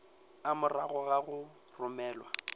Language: Northern Sotho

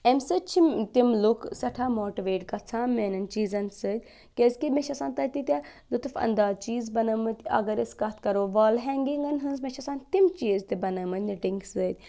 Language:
Kashmiri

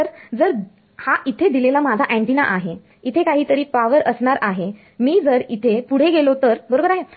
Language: Marathi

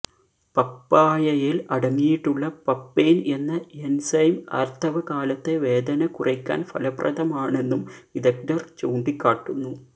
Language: Malayalam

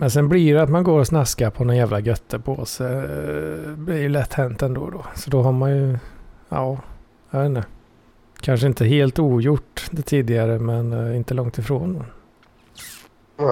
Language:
Swedish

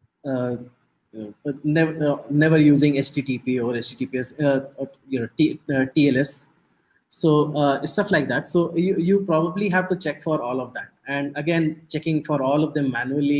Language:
English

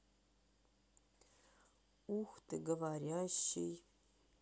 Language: Russian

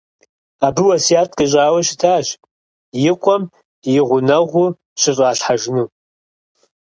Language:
Kabardian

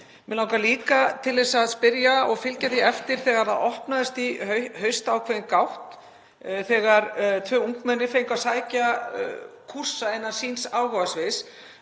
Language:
Icelandic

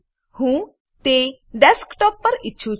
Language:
Gujarati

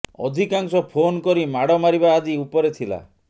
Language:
Odia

